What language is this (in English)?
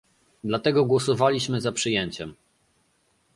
Polish